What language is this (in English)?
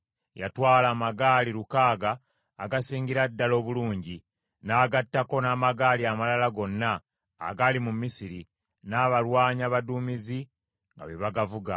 Ganda